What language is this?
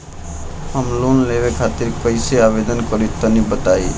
Bhojpuri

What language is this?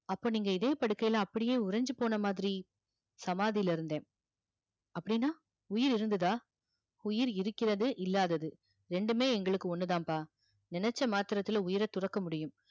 Tamil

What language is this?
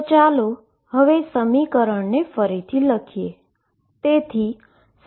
Gujarati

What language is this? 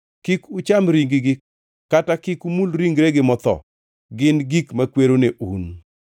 Luo (Kenya and Tanzania)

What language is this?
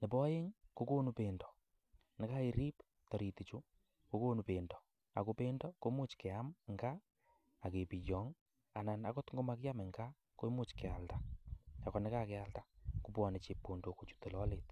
Kalenjin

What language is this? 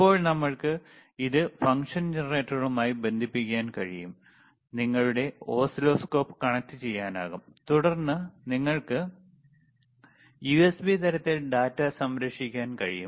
Malayalam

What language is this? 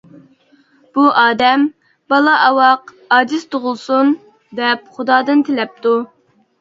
Uyghur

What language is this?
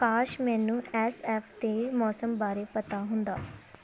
Punjabi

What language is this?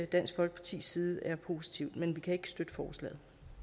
Danish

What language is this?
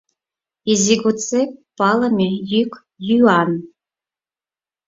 Mari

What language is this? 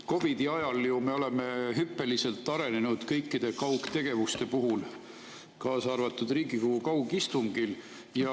Estonian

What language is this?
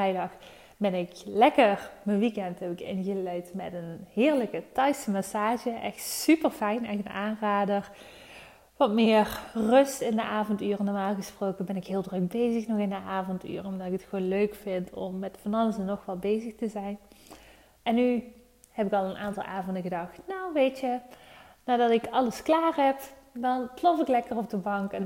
Dutch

